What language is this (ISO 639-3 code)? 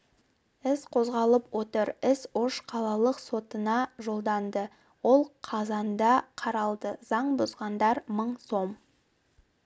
kaz